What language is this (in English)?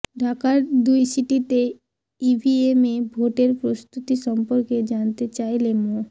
Bangla